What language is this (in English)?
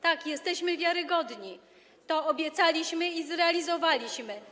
Polish